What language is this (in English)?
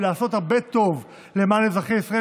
Hebrew